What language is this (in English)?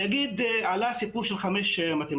Hebrew